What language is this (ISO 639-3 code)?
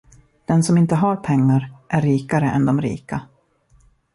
swe